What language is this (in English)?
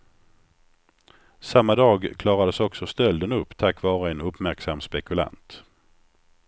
Swedish